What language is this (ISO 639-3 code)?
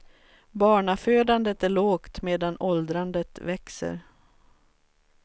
swe